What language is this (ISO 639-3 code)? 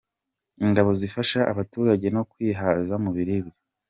kin